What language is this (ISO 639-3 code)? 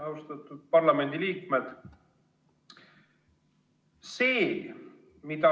est